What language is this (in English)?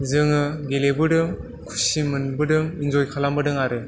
Bodo